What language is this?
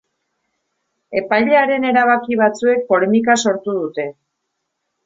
Basque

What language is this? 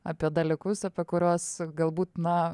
Lithuanian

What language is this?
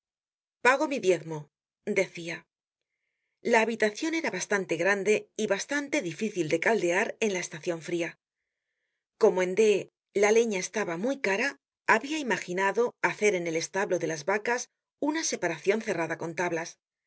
Spanish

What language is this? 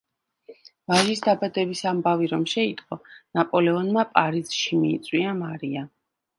Georgian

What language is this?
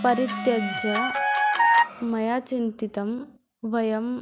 Sanskrit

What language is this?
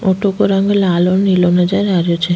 Rajasthani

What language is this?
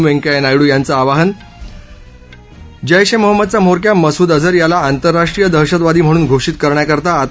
Marathi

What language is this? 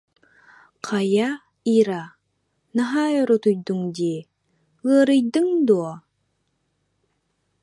Yakut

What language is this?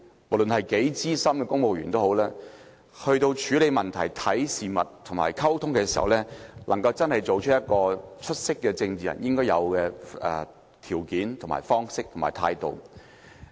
Cantonese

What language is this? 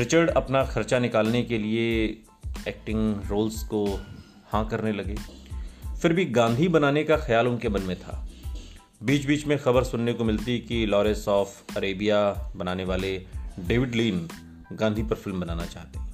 Hindi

